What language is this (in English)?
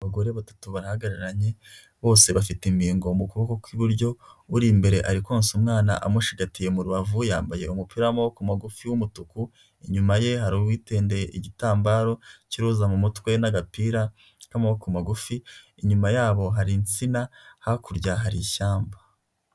Kinyarwanda